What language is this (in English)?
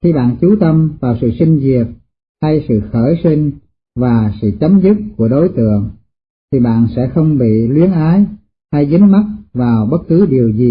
Vietnamese